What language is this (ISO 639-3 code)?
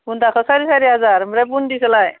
brx